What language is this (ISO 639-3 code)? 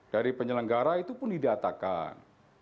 ind